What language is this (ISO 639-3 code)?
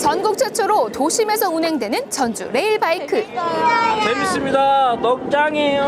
kor